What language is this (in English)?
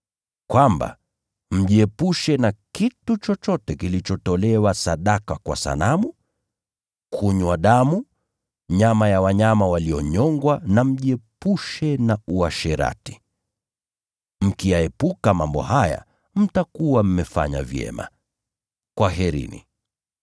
Swahili